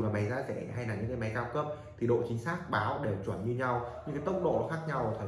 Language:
Vietnamese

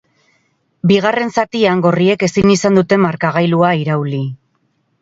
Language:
Basque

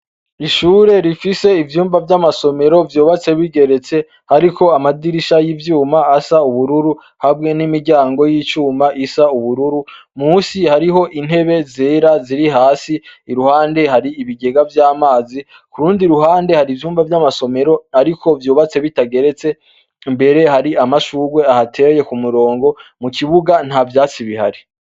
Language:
Rundi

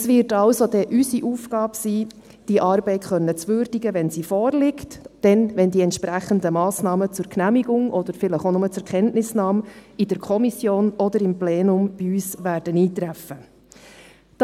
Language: Swiss German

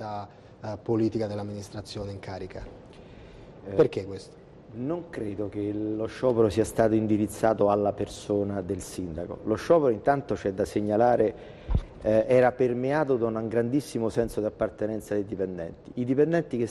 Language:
Italian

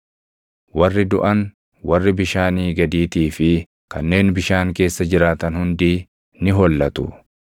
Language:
Oromo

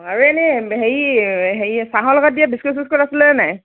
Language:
Assamese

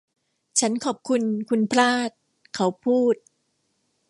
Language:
Thai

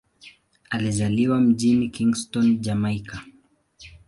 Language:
Swahili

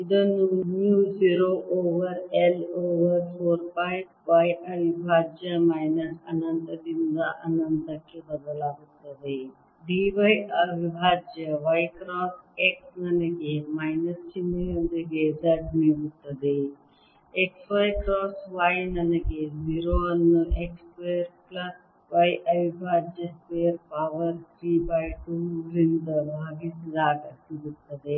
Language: Kannada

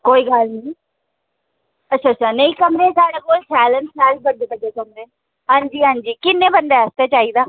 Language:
Dogri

